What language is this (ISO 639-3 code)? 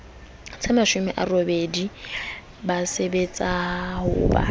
sot